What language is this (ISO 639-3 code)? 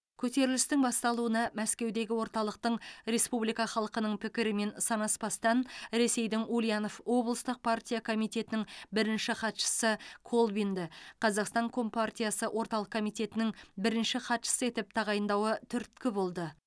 kaz